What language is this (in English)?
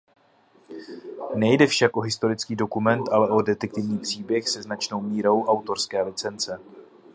Czech